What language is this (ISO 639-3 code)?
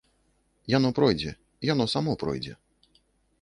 bel